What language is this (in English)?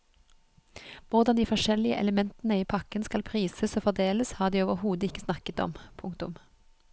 Norwegian